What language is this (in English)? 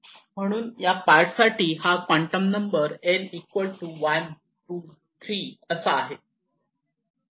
Marathi